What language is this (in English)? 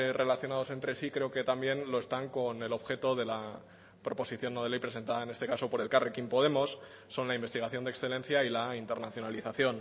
Spanish